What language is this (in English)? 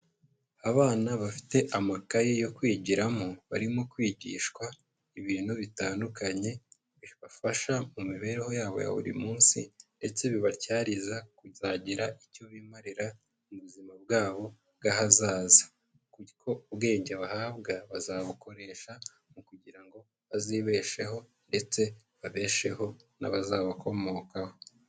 Kinyarwanda